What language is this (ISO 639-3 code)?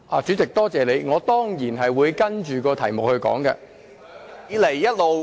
yue